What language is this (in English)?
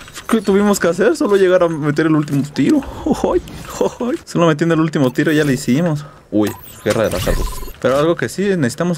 Spanish